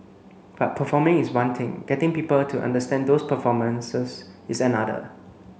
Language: English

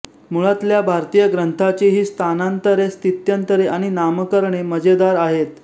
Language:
Marathi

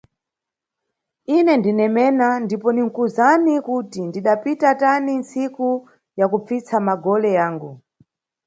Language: Nyungwe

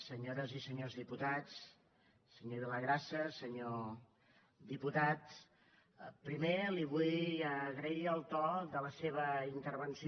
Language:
Catalan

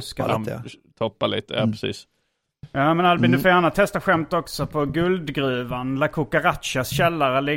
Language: Swedish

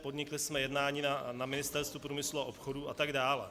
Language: Czech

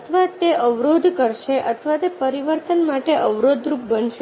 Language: Gujarati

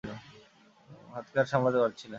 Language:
Bangla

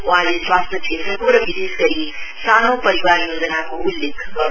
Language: Nepali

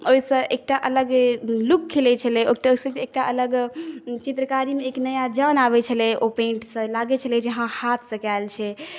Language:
Maithili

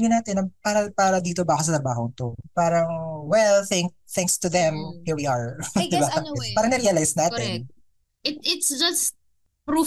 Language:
Filipino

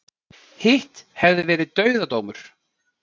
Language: Icelandic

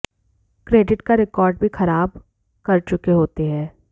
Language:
Hindi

